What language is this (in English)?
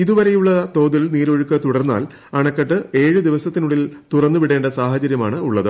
Malayalam